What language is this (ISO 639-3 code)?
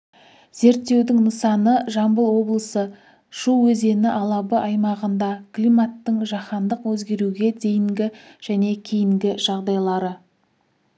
kaz